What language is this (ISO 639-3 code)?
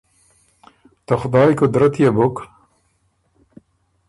oru